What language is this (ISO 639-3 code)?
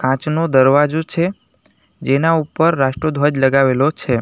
guj